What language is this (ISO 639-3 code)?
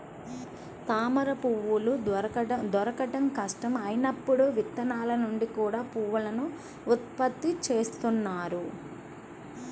tel